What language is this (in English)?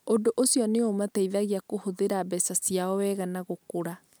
Kikuyu